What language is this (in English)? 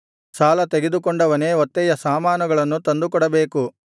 Kannada